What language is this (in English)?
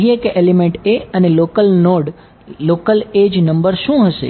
Gujarati